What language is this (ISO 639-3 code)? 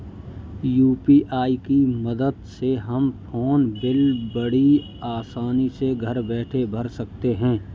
hin